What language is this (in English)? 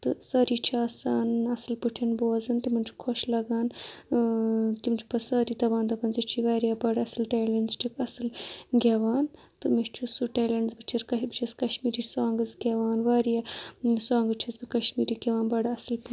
Kashmiri